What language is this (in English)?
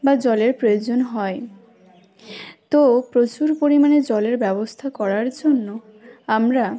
Bangla